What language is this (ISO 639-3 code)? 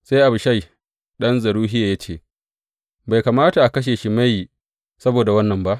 hau